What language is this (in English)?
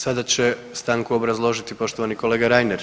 Croatian